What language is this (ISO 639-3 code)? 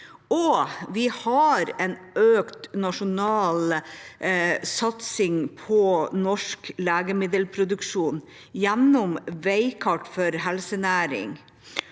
nor